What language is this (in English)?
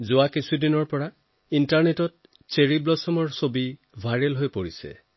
Assamese